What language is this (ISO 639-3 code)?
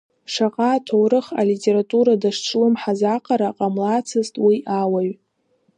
abk